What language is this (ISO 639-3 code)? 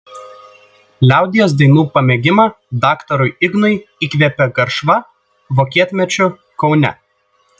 lit